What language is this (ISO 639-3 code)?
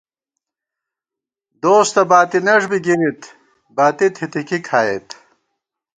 gwt